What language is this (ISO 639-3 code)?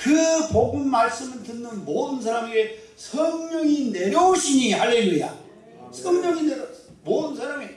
kor